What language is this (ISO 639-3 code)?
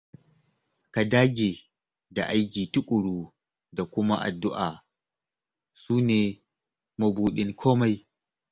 hau